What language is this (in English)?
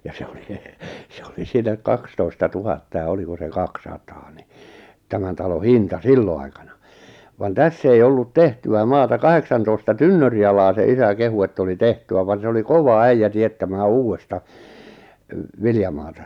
Finnish